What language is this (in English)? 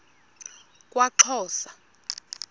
Xhosa